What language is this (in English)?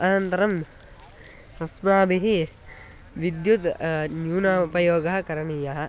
Sanskrit